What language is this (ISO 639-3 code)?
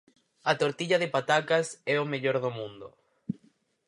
glg